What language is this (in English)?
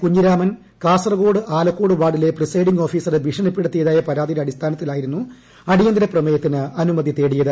Malayalam